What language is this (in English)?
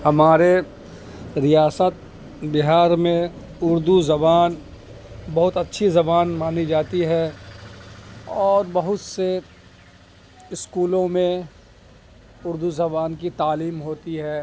Urdu